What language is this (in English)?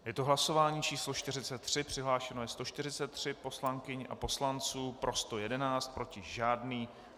Czech